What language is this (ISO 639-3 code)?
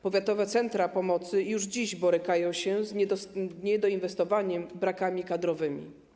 pol